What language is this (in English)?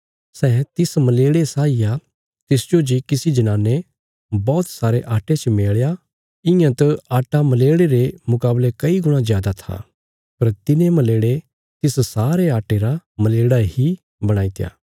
Bilaspuri